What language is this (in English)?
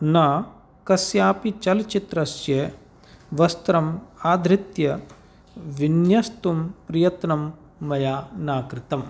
Sanskrit